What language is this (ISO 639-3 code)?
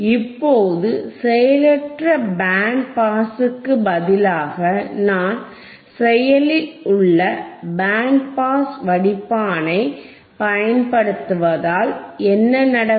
tam